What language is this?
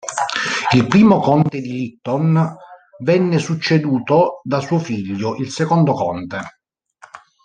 Italian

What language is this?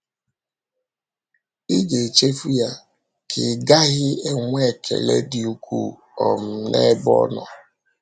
Igbo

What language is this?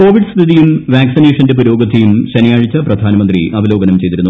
Malayalam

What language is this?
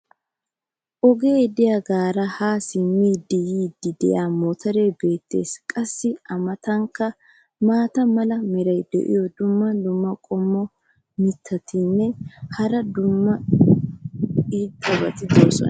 Wolaytta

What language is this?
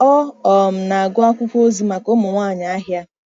Igbo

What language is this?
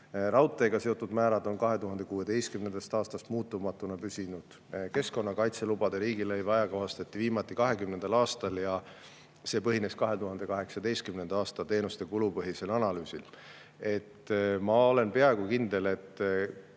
Estonian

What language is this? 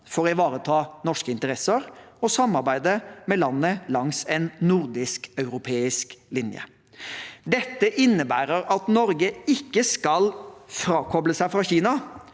Norwegian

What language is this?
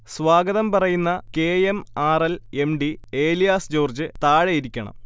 Malayalam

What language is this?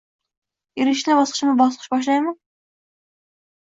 Uzbek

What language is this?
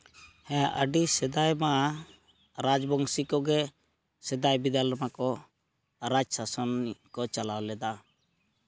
Santali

